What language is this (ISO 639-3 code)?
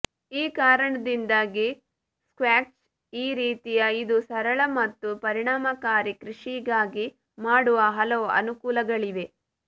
kan